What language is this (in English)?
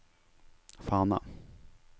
Norwegian